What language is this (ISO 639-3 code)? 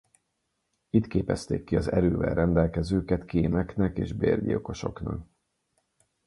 hun